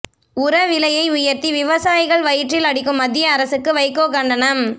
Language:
Tamil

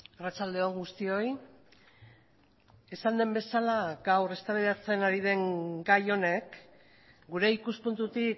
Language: Basque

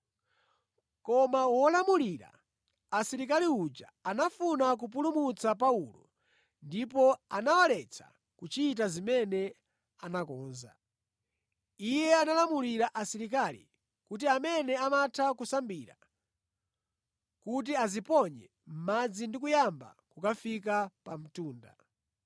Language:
Nyanja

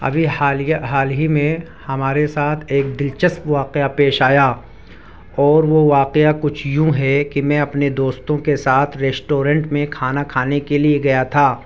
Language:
Urdu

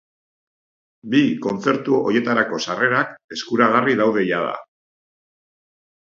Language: Basque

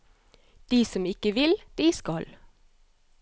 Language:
Norwegian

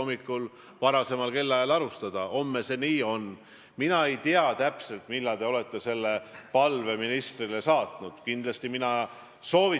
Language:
Estonian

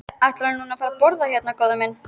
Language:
Icelandic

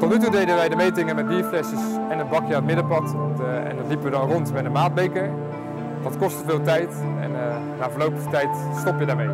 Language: Dutch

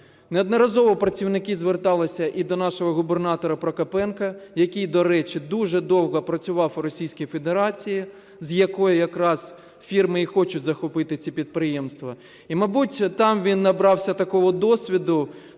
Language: Ukrainian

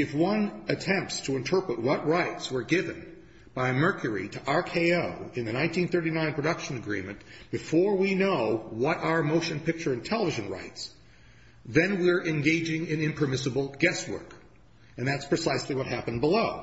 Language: English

